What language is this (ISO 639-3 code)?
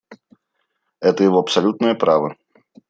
rus